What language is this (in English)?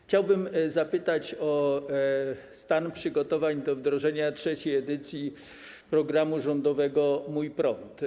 Polish